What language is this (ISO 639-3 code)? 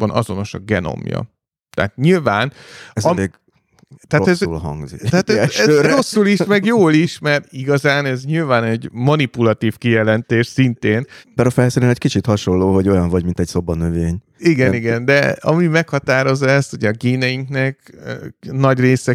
hun